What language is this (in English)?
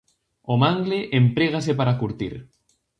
Galician